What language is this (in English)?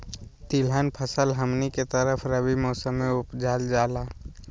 Magahi